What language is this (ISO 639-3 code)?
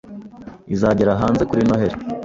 kin